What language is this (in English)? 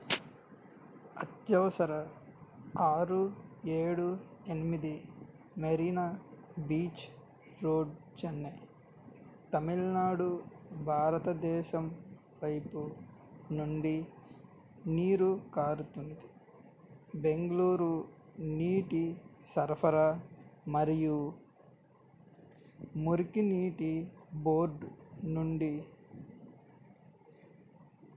Telugu